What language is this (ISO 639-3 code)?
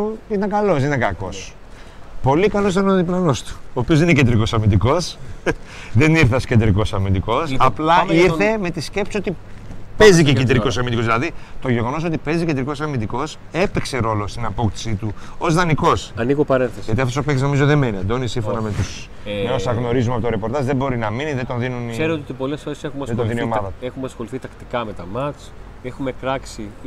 ell